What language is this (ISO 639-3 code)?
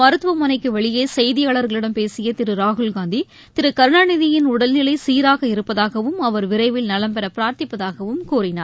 tam